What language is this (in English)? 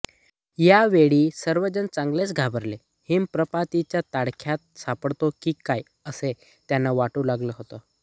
Marathi